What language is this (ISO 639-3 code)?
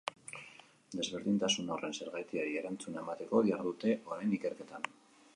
eus